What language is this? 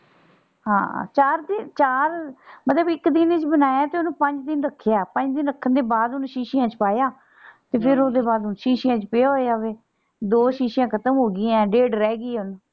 Punjabi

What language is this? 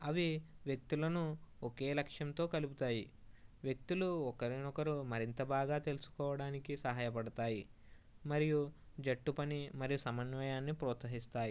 Telugu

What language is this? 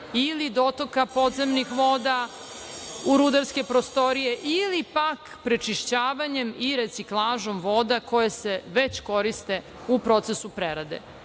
Serbian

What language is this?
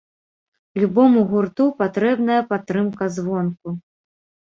Belarusian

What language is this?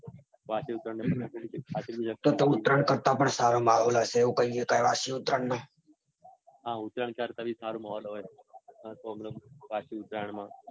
Gujarati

